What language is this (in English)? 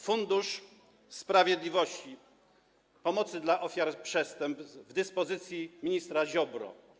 Polish